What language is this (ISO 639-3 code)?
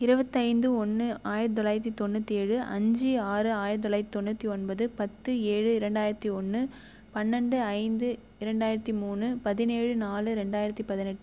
tam